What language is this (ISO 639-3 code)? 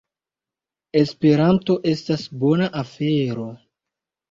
epo